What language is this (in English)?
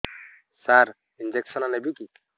Odia